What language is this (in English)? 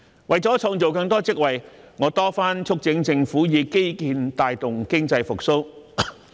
Cantonese